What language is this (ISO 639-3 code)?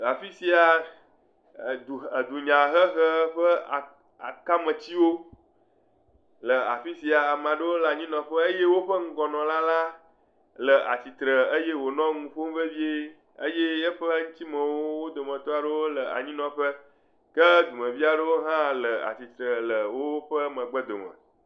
ewe